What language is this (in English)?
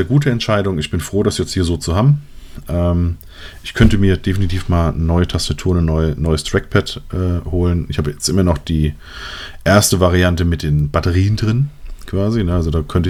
German